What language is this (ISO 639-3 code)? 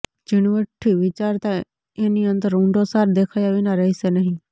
guj